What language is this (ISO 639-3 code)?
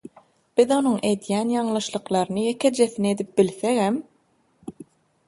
tuk